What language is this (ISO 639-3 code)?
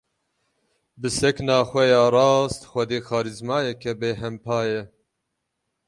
kur